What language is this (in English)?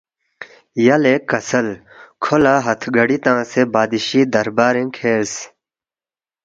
Balti